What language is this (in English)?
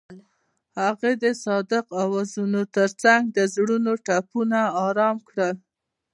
Pashto